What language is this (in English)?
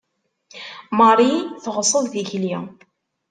Kabyle